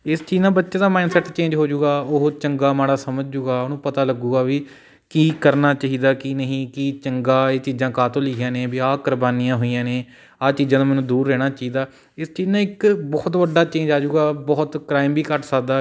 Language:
Punjabi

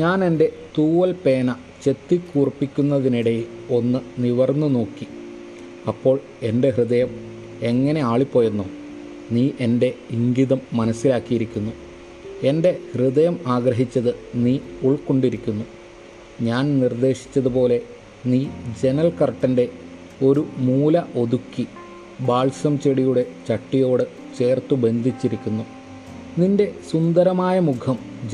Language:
Malayalam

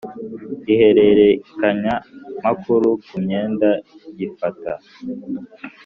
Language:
Kinyarwanda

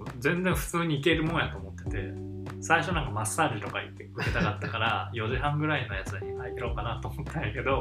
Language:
Japanese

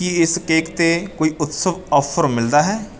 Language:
Punjabi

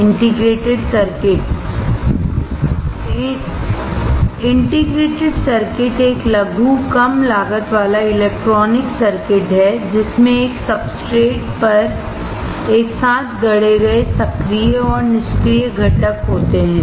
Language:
Hindi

